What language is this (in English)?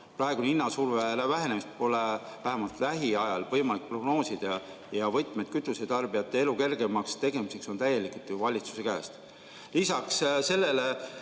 Estonian